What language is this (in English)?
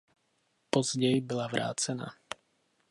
Czech